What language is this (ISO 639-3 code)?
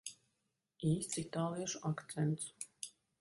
lav